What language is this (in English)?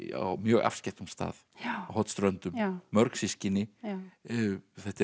Icelandic